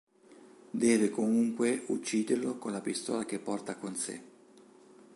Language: Italian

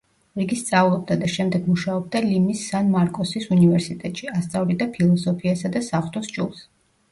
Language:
Georgian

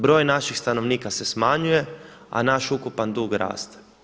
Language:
Croatian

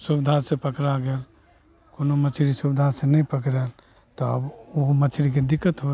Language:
Maithili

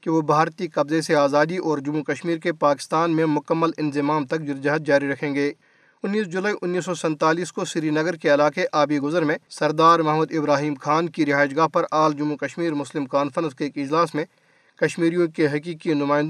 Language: Urdu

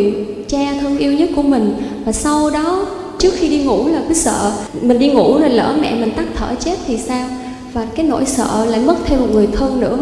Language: Vietnamese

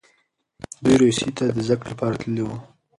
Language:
Pashto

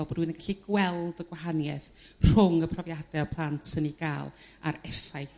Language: Welsh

